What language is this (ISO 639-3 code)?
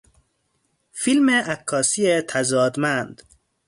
fas